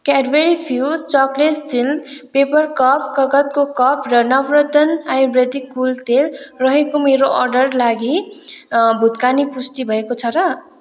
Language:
Nepali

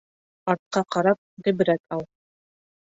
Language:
Bashkir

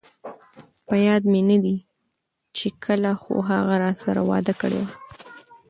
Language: Pashto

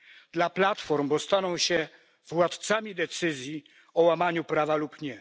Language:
Polish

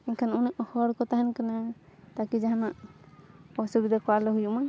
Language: Santali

